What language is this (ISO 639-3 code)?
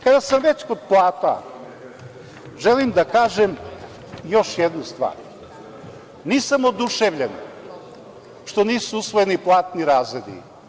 srp